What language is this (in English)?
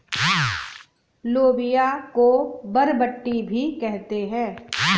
Hindi